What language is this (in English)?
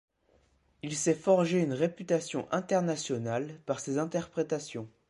French